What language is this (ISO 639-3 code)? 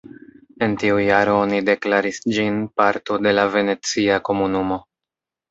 epo